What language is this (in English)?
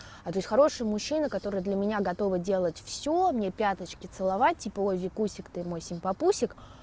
Russian